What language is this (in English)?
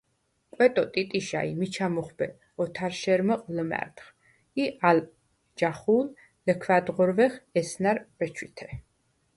Svan